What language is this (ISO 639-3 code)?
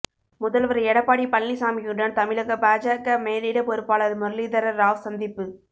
tam